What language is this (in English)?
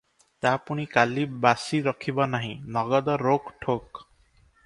Odia